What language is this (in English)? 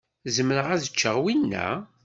Kabyle